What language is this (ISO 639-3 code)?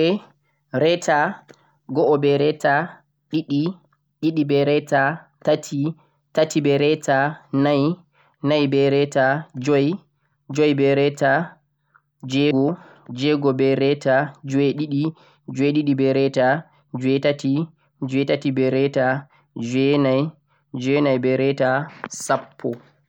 fuq